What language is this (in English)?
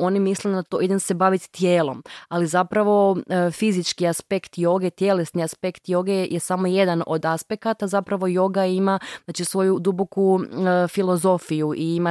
Croatian